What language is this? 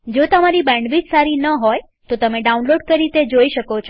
Gujarati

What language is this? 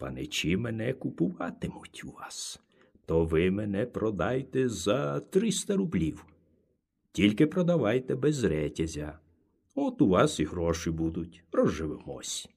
Ukrainian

